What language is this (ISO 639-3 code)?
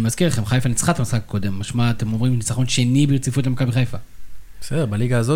heb